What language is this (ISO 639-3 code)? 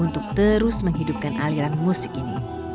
ind